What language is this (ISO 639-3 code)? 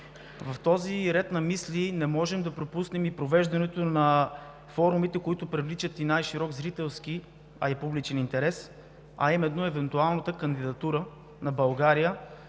bul